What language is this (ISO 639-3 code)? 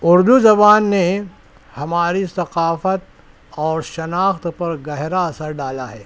urd